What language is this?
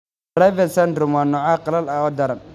Somali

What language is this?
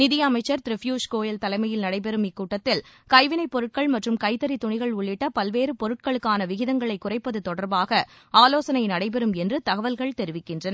Tamil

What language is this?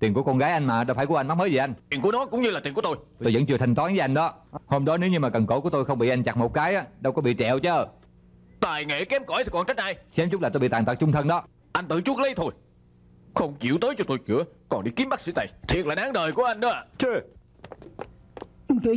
Vietnamese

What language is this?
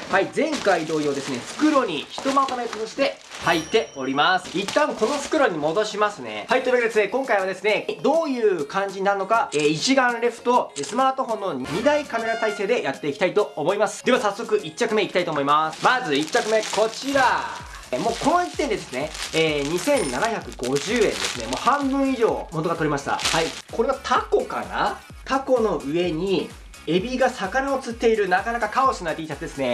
Japanese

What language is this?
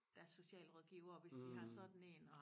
Danish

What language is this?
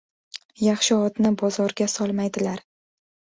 Uzbek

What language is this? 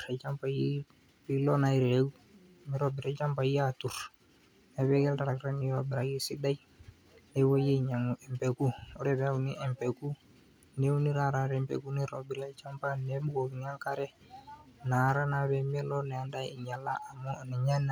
Masai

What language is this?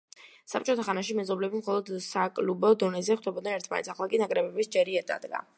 Georgian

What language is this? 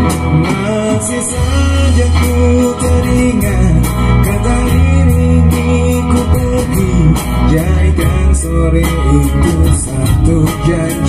Indonesian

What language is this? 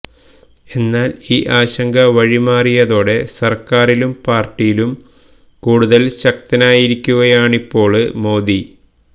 Malayalam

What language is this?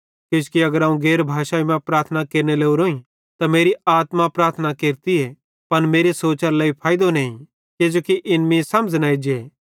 Bhadrawahi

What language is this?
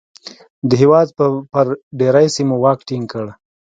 Pashto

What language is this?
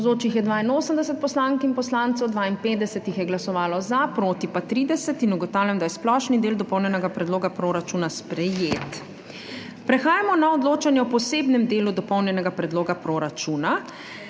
Slovenian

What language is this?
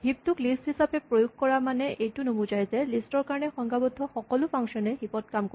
Assamese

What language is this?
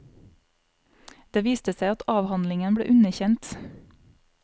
Norwegian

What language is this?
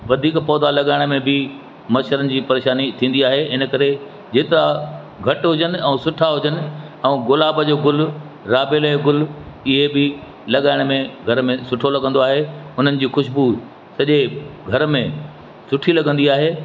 Sindhi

